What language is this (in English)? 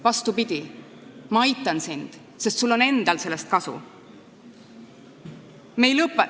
Estonian